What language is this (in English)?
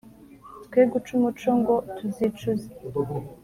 Kinyarwanda